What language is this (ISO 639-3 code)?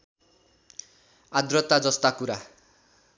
nep